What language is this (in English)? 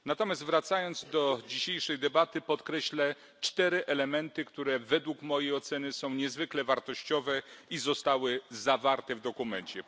Polish